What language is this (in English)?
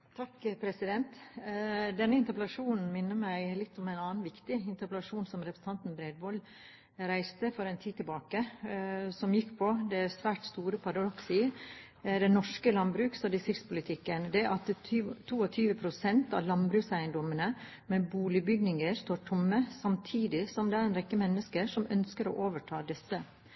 Norwegian Bokmål